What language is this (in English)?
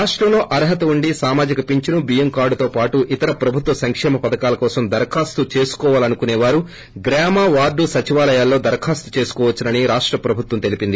Telugu